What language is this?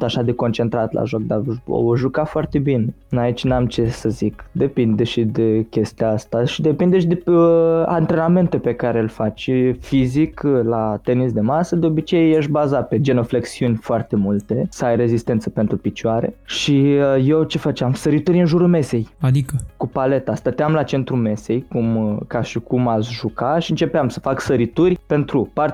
Romanian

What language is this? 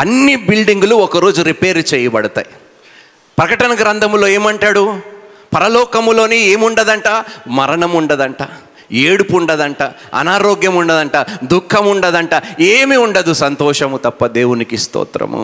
Telugu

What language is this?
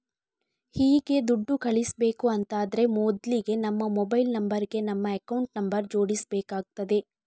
Kannada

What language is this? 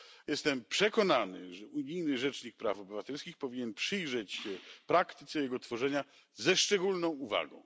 Polish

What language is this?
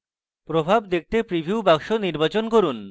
Bangla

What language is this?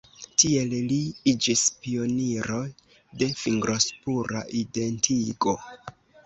Esperanto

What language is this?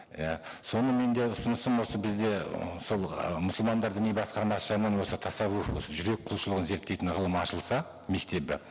Kazakh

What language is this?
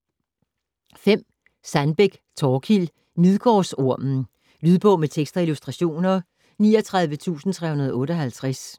Danish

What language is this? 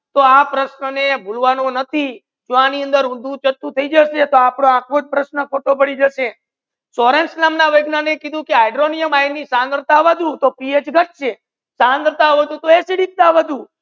Gujarati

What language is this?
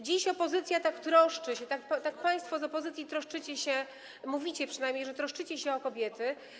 Polish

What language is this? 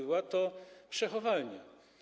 Polish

